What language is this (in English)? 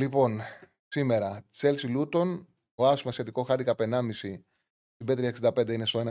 Greek